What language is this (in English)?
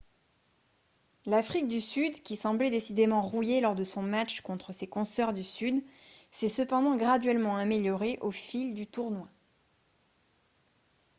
French